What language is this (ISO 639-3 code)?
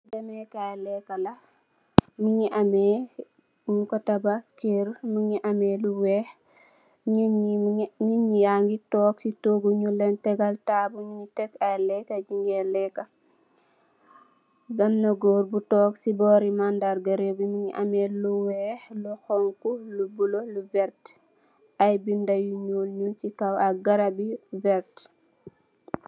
wol